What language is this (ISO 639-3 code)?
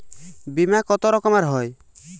ben